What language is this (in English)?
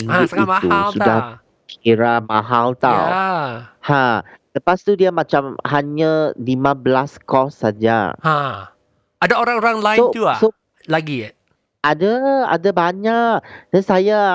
Malay